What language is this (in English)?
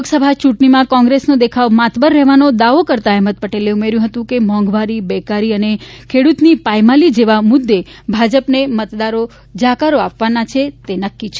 Gujarati